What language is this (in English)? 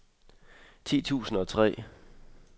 Danish